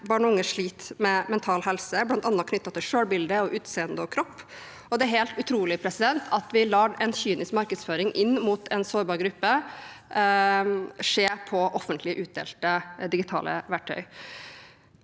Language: Norwegian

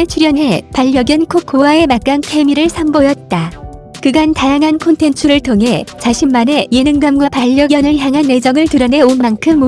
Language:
Korean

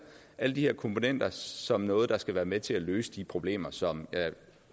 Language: Danish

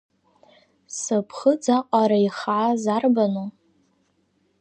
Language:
Abkhazian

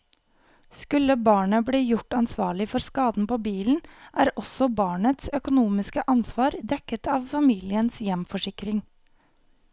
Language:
Norwegian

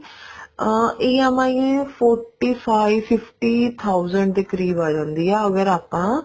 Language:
Punjabi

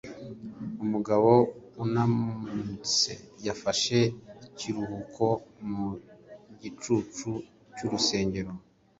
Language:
Kinyarwanda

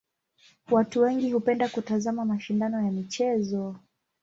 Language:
Swahili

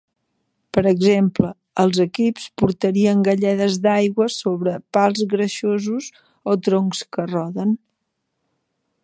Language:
Catalan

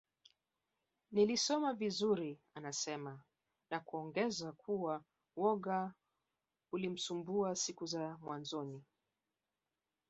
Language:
Swahili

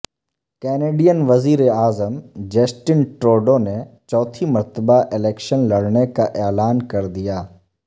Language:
Urdu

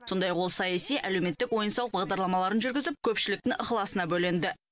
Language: Kazakh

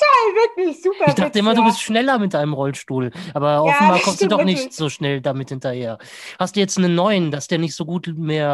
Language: German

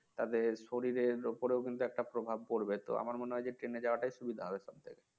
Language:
Bangla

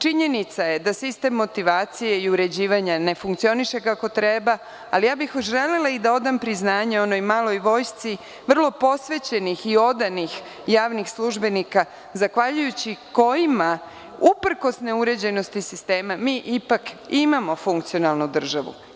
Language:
Serbian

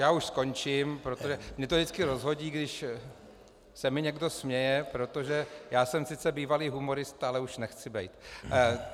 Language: Czech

